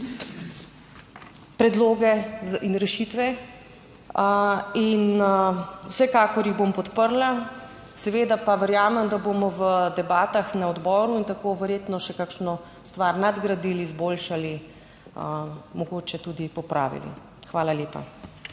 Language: Slovenian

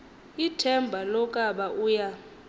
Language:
Xhosa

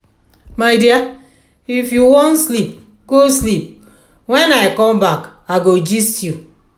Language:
Nigerian Pidgin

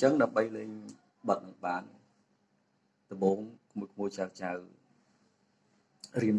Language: Indonesian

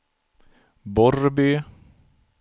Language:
Swedish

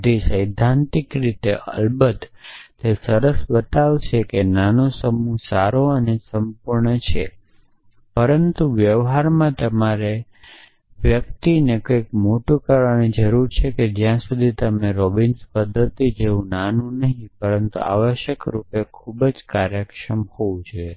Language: Gujarati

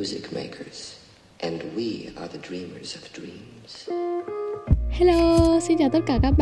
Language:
Vietnamese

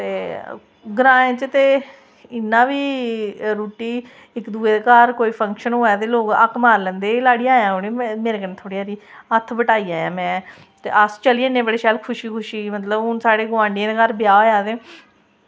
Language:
Dogri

